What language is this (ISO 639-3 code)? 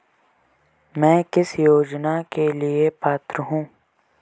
hin